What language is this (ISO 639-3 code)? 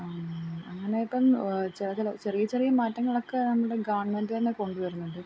mal